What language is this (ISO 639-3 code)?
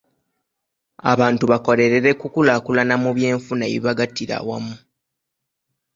lug